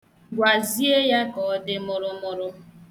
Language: Igbo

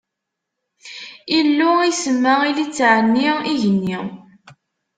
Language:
Kabyle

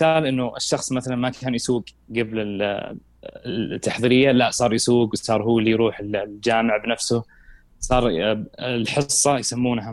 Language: Arabic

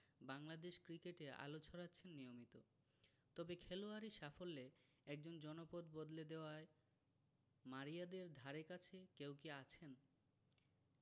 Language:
Bangla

